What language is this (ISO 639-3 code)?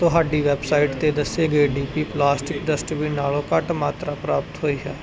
pan